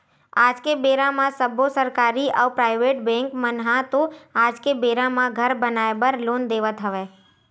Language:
Chhattisgarhi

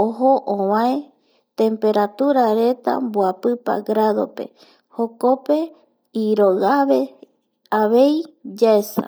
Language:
Eastern Bolivian Guaraní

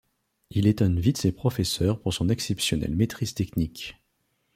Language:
French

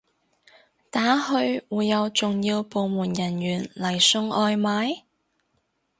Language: Cantonese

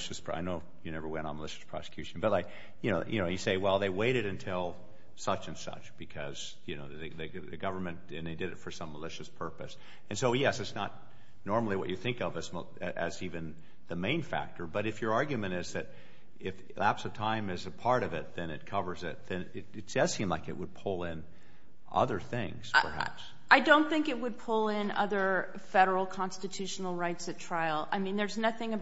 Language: English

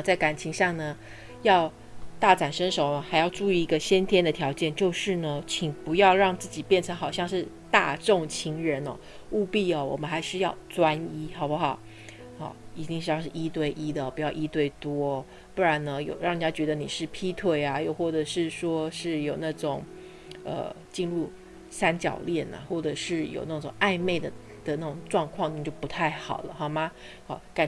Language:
Chinese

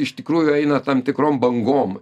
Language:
Lithuanian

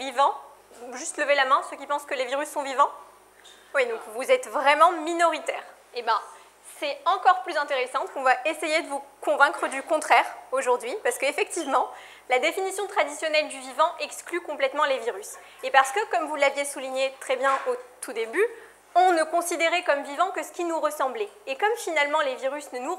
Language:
French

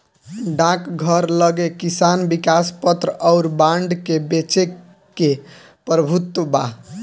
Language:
Bhojpuri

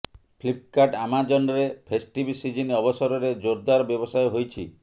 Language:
Odia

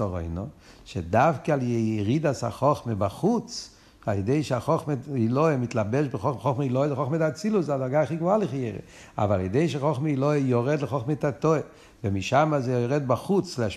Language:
Hebrew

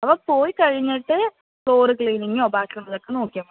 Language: Malayalam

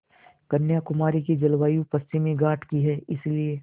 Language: Hindi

